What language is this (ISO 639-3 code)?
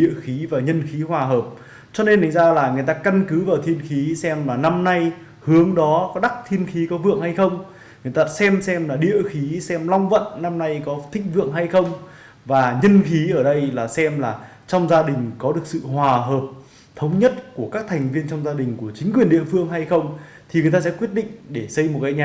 vie